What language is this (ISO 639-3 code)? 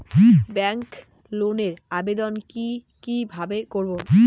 ben